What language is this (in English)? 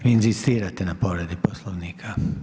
Croatian